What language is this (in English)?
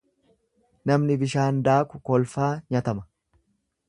Oromo